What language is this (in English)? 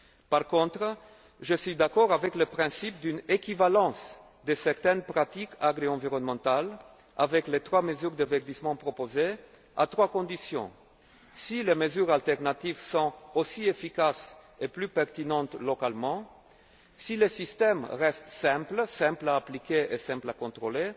French